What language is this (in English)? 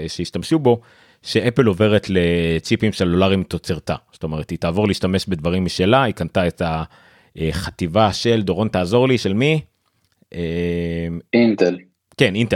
Hebrew